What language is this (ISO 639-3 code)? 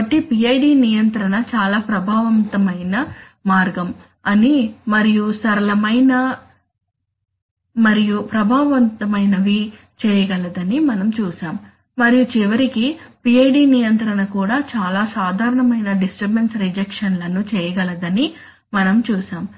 tel